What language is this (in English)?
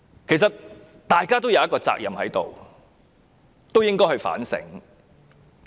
Cantonese